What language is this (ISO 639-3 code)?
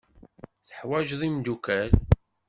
kab